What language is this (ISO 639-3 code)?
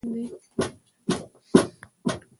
pus